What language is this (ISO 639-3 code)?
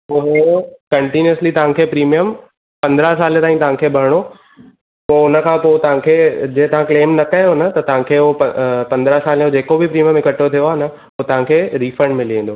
snd